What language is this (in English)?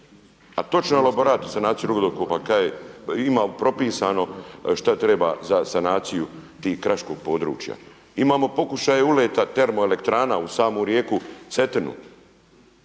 Croatian